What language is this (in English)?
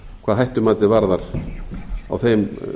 Icelandic